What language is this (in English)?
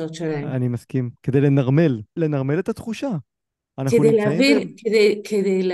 Hebrew